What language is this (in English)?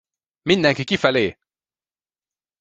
Hungarian